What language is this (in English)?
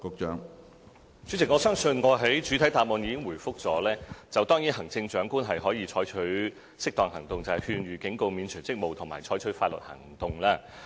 Cantonese